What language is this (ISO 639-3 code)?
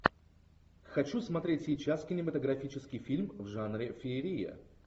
rus